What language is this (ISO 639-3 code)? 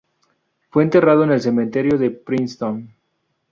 spa